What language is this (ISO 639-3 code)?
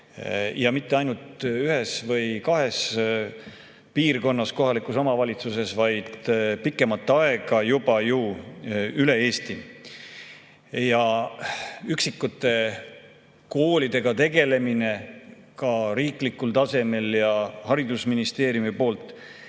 est